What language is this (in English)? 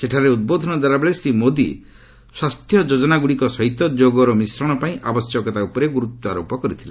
Odia